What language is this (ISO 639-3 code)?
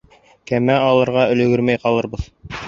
bak